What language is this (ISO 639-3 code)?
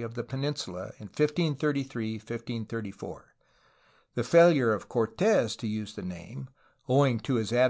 eng